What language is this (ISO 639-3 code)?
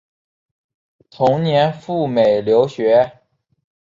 zho